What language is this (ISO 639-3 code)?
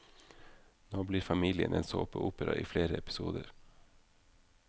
nor